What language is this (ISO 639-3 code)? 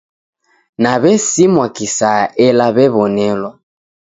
dav